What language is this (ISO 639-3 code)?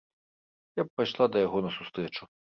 bel